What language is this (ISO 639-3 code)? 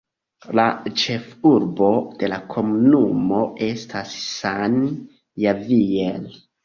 epo